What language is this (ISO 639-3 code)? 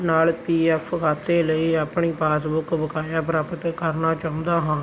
pan